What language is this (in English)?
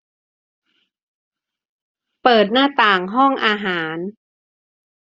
Thai